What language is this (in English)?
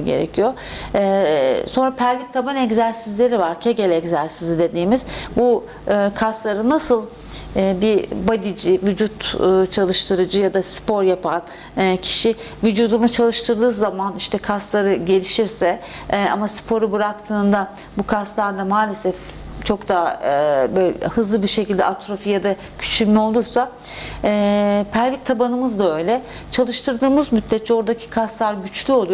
Turkish